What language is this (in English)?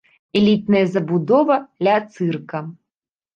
Belarusian